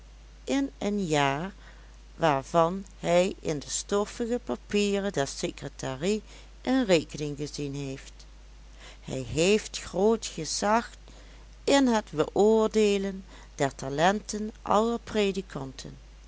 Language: Dutch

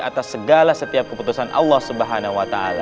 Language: Indonesian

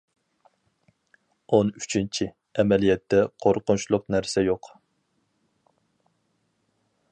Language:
Uyghur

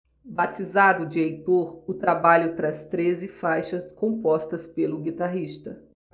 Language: Portuguese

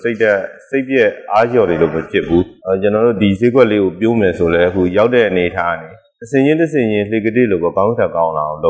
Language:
Vietnamese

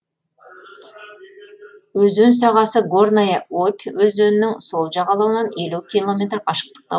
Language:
Kazakh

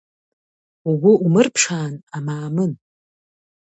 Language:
Abkhazian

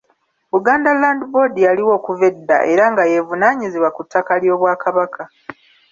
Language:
Ganda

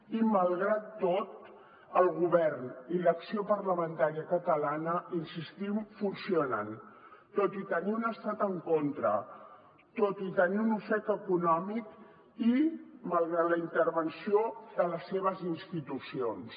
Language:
Catalan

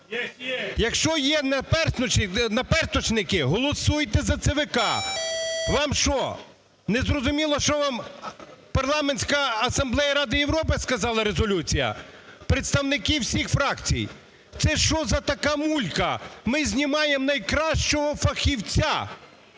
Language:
Ukrainian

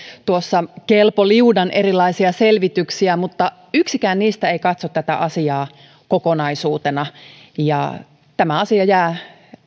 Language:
Finnish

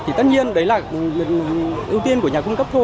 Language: Vietnamese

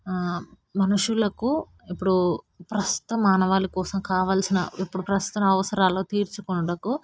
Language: Telugu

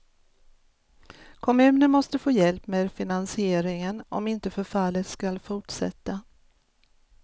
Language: Swedish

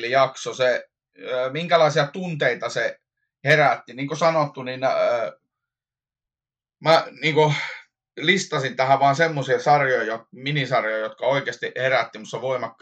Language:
Finnish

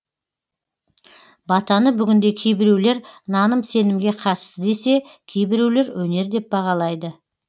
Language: Kazakh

